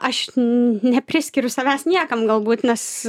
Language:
Lithuanian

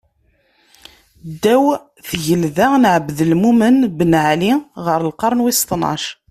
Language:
Kabyle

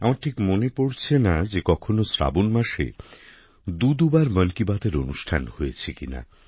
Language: Bangla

